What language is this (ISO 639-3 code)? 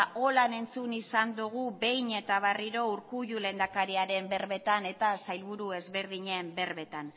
eus